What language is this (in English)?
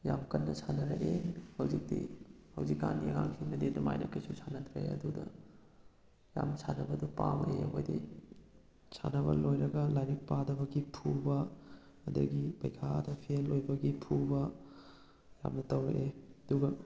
Manipuri